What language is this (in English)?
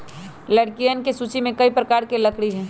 Magahi